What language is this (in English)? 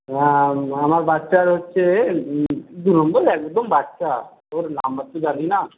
Bangla